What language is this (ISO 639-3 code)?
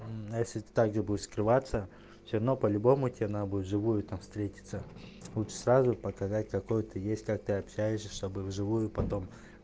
rus